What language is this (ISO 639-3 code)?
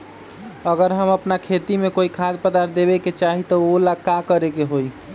mag